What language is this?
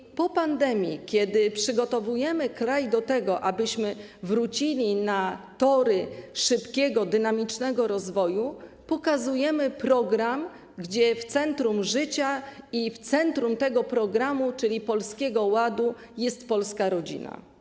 Polish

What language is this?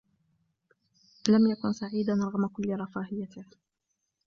Arabic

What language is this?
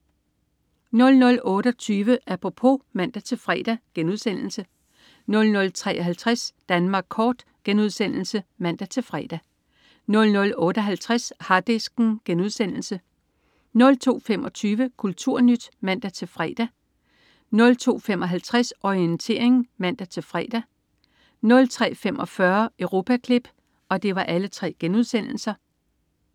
Danish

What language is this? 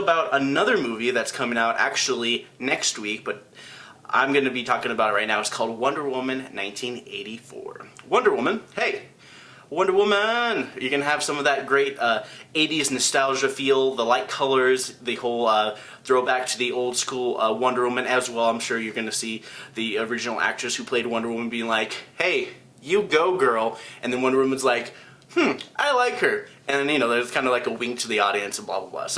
English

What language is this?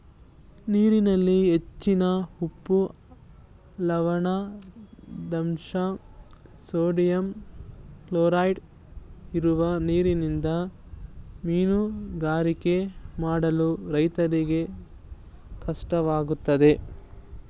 Kannada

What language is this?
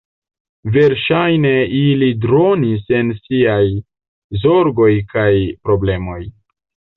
Esperanto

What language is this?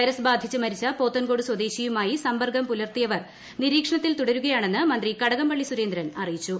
Malayalam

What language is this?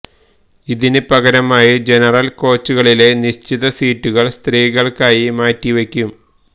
Malayalam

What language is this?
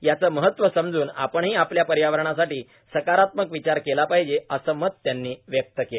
Marathi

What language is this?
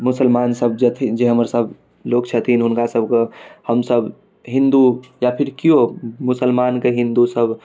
Maithili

